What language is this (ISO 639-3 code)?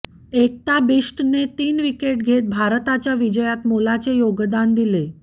mar